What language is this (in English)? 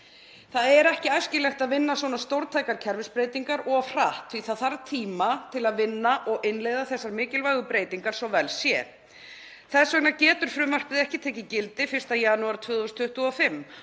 Icelandic